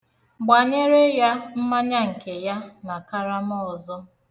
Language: Igbo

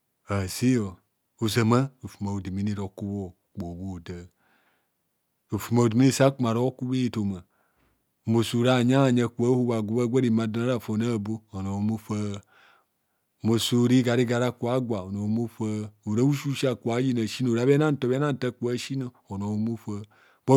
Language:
Kohumono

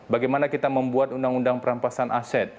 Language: Indonesian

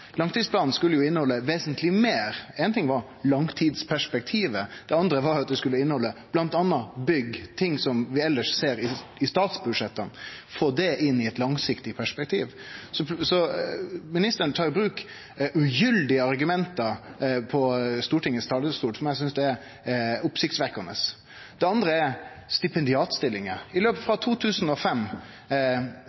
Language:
Norwegian Nynorsk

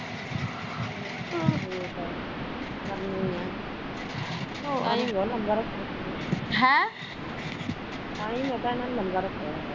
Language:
Punjabi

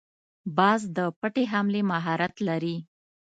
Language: Pashto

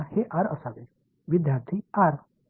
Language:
Tamil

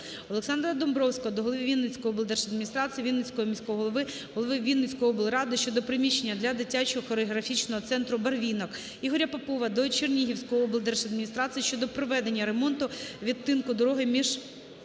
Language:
Ukrainian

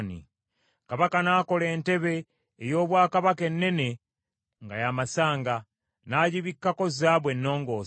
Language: Ganda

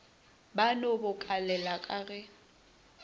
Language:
Northern Sotho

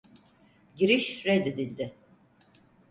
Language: Turkish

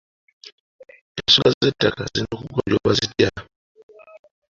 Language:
Ganda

